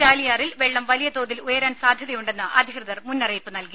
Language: Malayalam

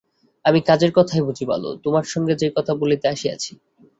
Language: Bangla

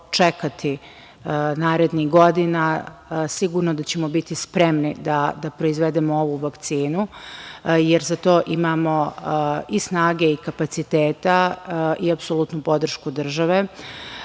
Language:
Serbian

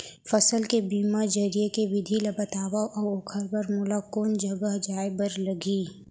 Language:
Chhattisgarhi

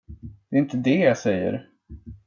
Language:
Swedish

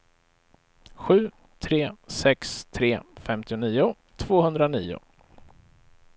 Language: Swedish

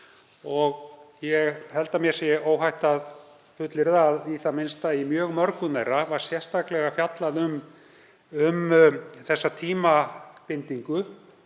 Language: Icelandic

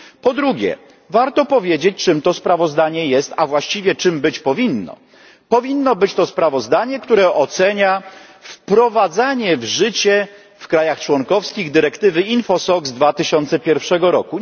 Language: Polish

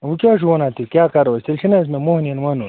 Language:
Kashmiri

